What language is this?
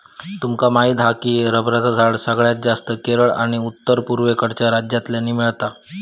Marathi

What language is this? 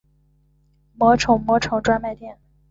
Chinese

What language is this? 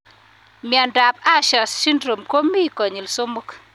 Kalenjin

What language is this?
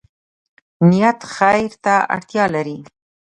Pashto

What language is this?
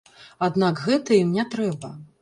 Belarusian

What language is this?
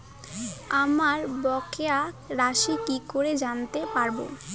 Bangla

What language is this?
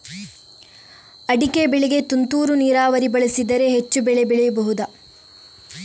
Kannada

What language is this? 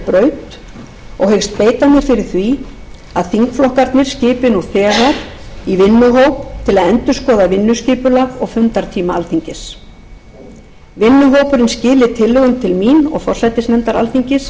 Icelandic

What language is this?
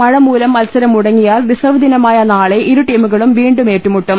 Malayalam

